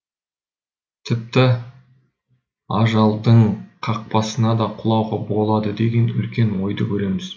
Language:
Kazakh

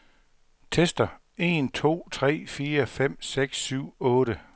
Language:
Danish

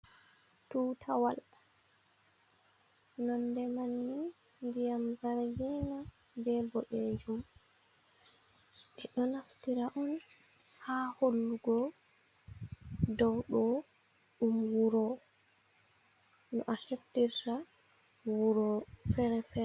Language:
Fula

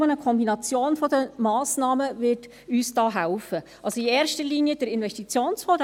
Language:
Swiss German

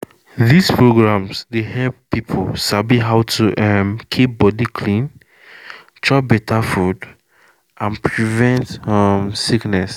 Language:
Nigerian Pidgin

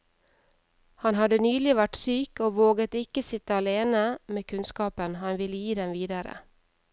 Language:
Norwegian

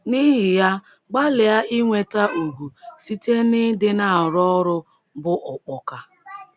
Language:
Igbo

